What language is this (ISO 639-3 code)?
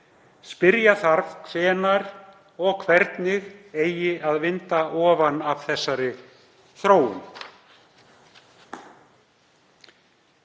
isl